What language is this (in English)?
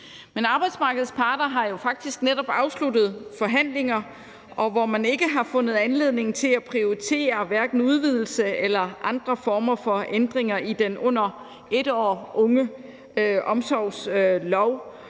Danish